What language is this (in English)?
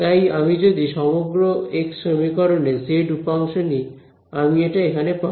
Bangla